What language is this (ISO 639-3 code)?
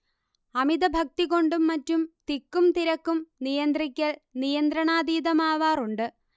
mal